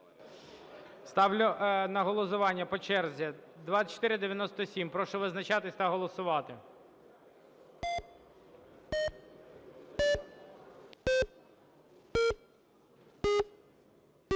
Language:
Ukrainian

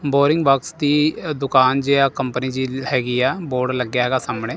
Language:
Punjabi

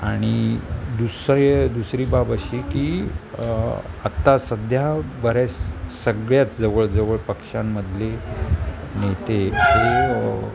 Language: Marathi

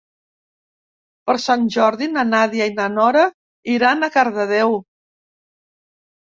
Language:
Catalan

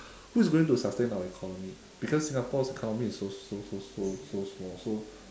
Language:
English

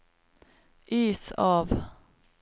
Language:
Norwegian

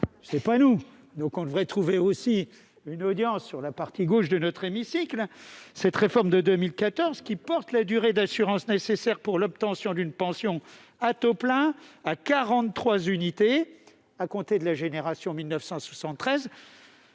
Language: French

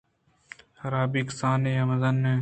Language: Eastern Balochi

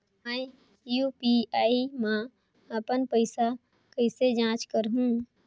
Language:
Chhattisgarhi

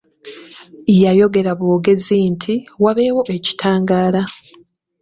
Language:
Ganda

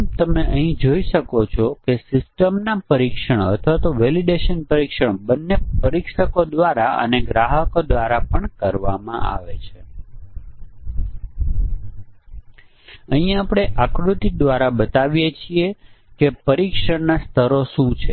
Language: Gujarati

